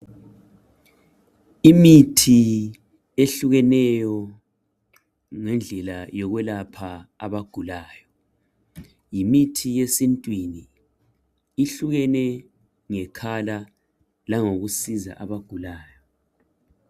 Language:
North Ndebele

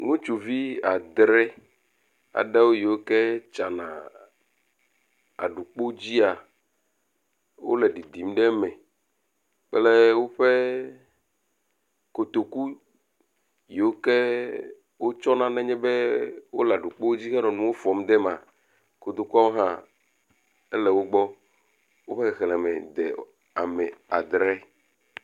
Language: Ewe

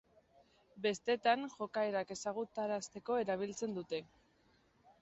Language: Basque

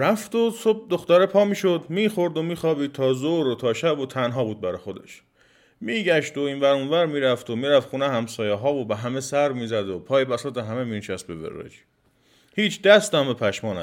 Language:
Persian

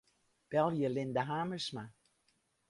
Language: Western Frisian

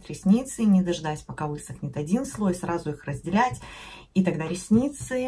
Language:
Russian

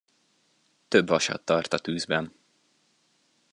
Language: Hungarian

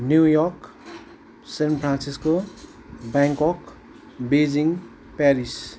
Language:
Nepali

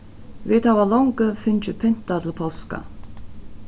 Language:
Faroese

